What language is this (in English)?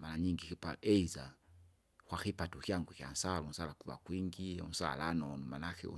Kinga